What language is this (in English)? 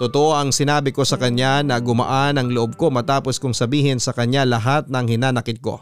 Filipino